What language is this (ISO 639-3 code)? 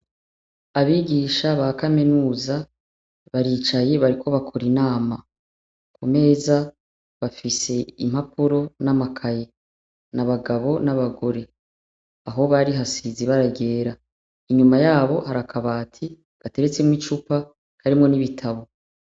run